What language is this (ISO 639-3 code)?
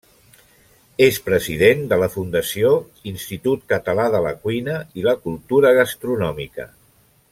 cat